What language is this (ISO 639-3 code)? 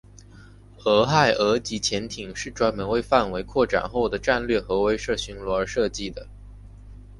zho